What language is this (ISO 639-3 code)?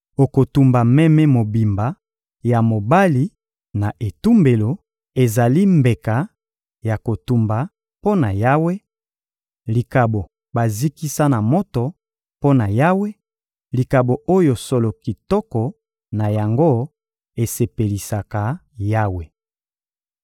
lin